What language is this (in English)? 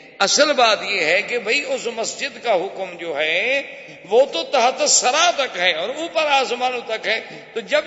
Urdu